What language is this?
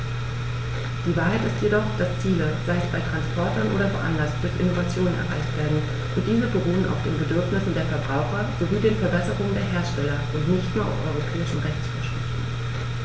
German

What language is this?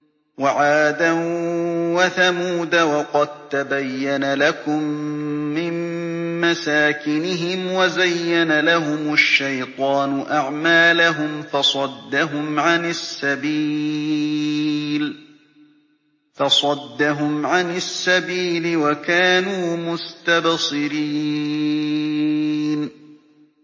Arabic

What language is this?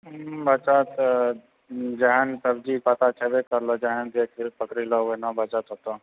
Maithili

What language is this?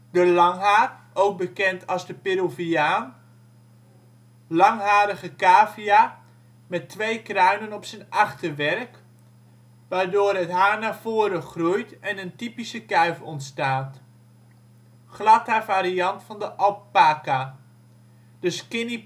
Dutch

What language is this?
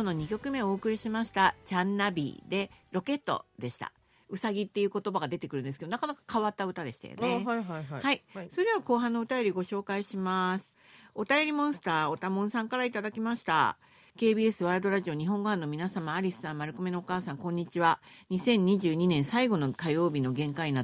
Japanese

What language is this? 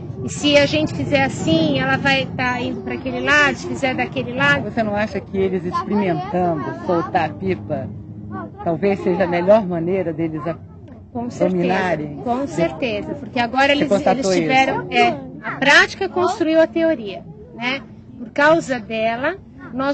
Portuguese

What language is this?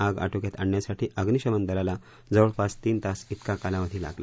Marathi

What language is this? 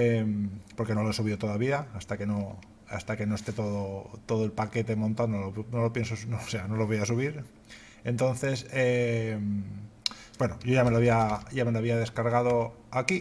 Spanish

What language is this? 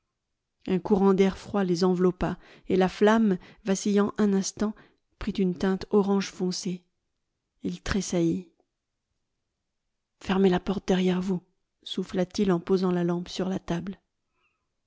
French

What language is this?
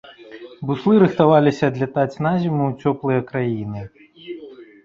Belarusian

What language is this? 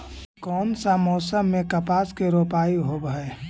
Magahi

